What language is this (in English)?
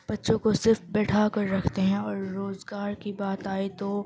Urdu